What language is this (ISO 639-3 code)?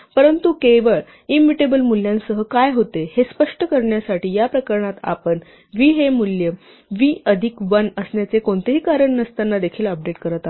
mar